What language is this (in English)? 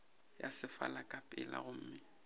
Northern Sotho